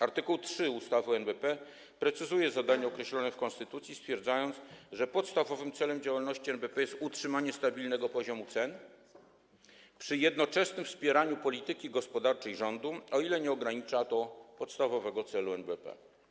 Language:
Polish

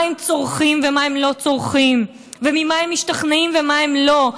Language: Hebrew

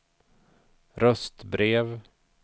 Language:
Swedish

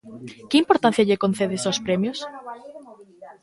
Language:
Galician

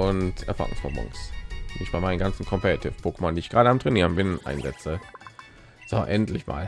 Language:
German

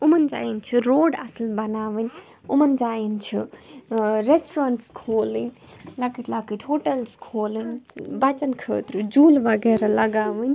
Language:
Kashmiri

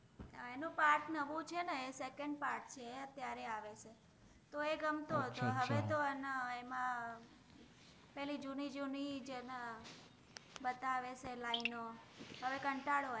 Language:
Gujarati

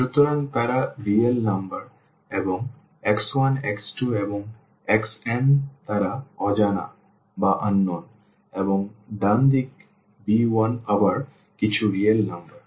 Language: Bangla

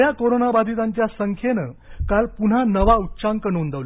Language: Marathi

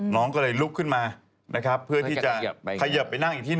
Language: Thai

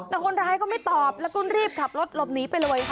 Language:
Thai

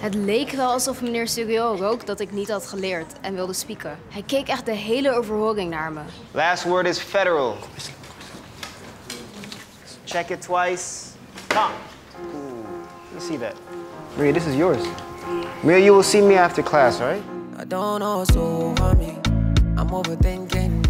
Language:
Dutch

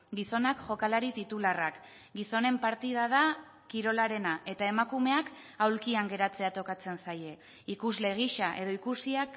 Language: Basque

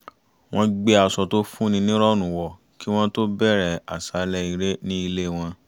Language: Yoruba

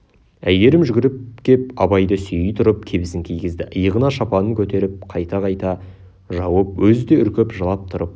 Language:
Kazakh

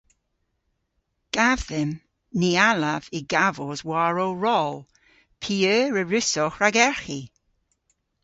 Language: Cornish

